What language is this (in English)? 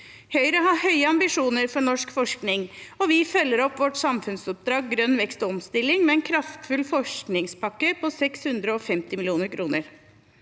Norwegian